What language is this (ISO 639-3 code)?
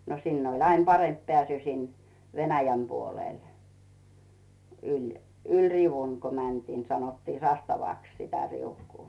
fin